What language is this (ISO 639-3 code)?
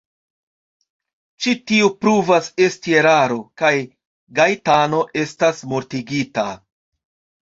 epo